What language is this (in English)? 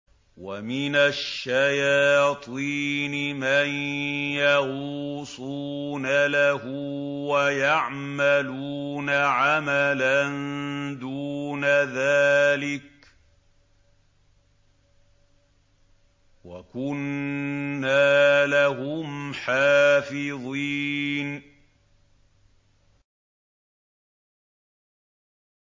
Arabic